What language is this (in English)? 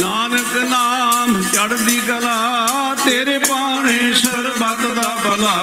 Punjabi